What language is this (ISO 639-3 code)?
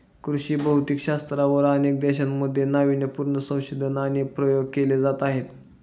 mar